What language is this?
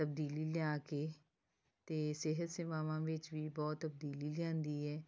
Punjabi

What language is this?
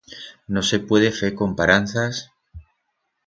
Aragonese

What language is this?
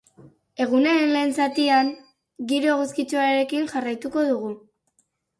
Basque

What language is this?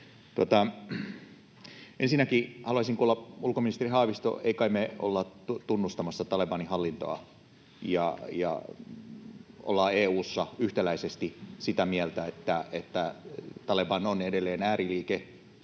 Finnish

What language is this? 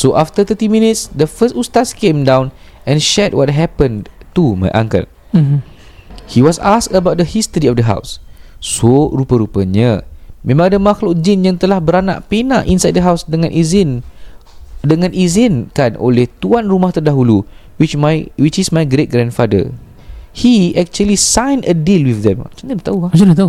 Malay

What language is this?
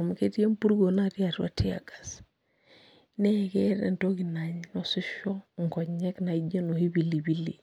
Masai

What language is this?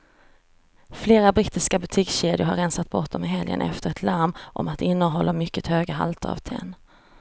Swedish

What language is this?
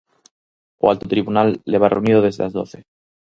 Galician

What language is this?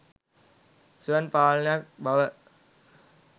Sinhala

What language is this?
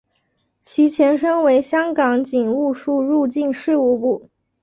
Chinese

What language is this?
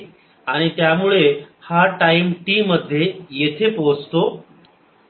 Marathi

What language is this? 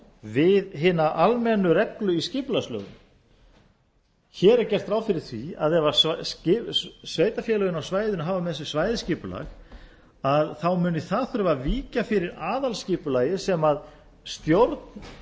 Icelandic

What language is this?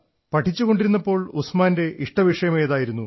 Malayalam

